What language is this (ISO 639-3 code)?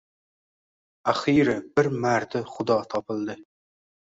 uzb